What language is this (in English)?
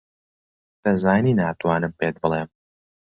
Central Kurdish